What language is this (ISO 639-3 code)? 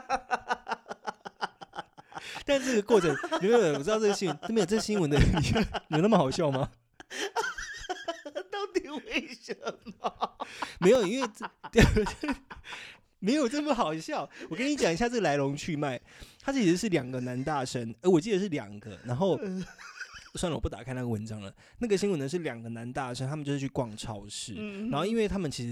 zho